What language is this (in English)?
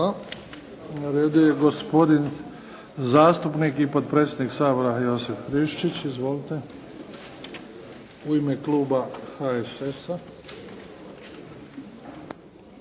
Croatian